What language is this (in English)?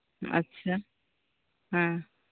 Santali